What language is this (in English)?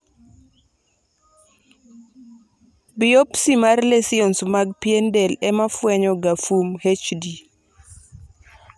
Luo (Kenya and Tanzania)